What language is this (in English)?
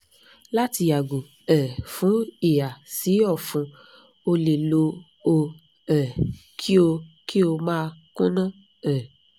Yoruba